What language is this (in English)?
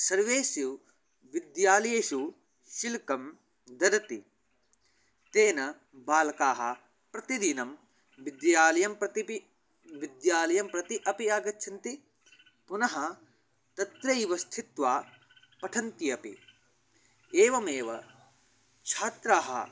Sanskrit